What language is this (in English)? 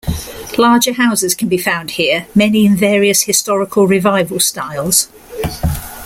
English